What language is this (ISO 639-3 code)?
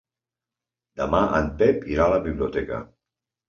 cat